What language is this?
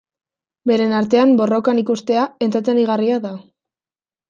Basque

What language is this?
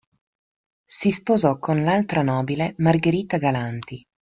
Italian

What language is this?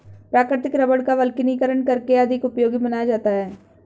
Hindi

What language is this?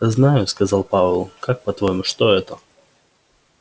Russian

